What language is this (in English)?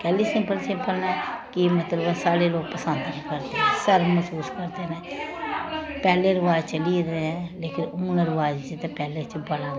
Dogri